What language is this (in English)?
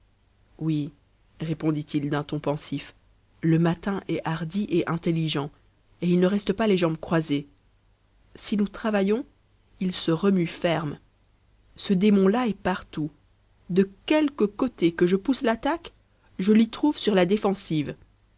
French